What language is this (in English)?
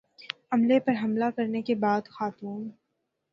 Urdu